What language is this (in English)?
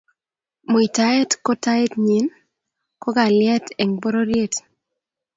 Kalenjin